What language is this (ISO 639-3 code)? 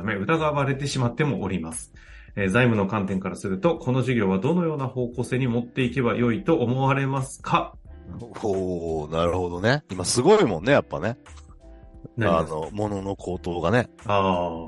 jpn